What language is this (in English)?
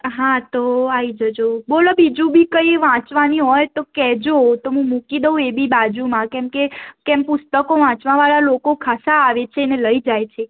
Gujarati